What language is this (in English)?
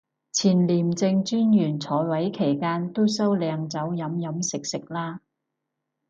Cantonese